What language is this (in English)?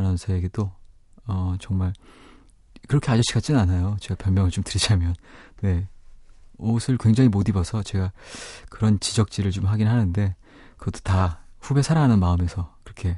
Korean